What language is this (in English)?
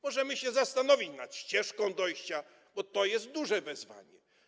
Polish